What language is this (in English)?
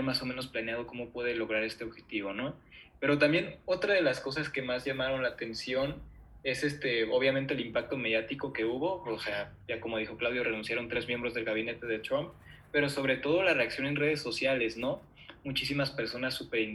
Spanish